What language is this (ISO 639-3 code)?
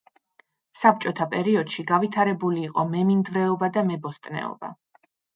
kat